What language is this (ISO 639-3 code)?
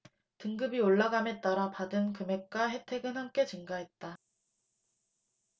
kor